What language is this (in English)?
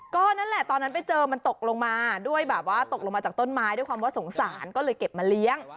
Thai